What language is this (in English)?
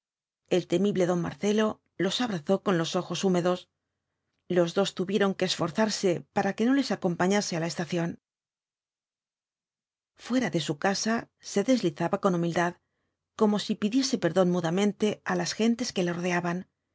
Spanish